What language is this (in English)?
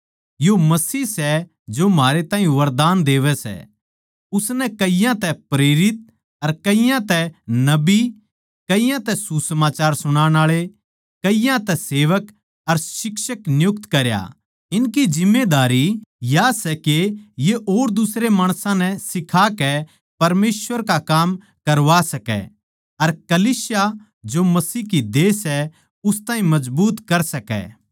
Haryanvi